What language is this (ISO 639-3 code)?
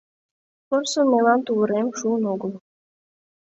chm